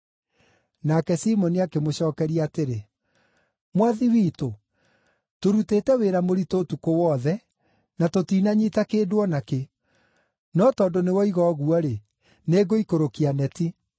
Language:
Kikuyu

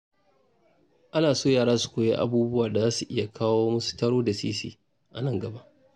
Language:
Hausa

